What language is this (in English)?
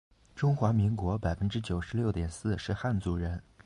Chinese